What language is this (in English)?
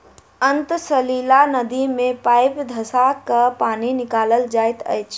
Maithili